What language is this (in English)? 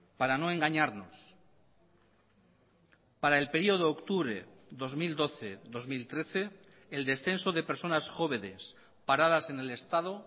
Spanish